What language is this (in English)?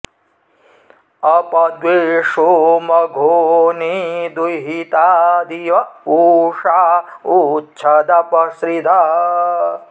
Sanskrit